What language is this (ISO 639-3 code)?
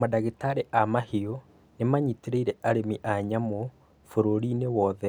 kik